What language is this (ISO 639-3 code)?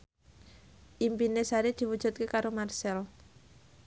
jav